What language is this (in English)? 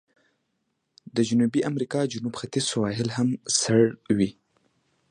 Pashto